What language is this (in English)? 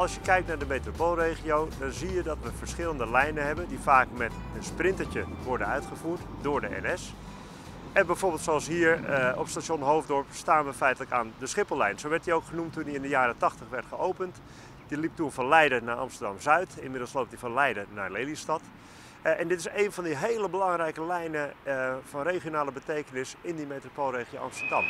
Dutch